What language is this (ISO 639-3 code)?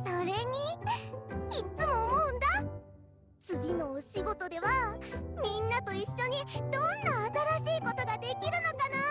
jpn